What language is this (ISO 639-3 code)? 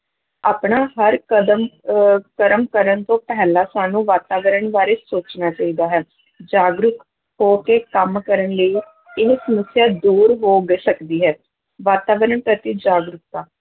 pan